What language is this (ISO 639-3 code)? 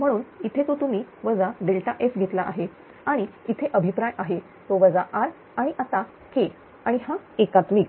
mar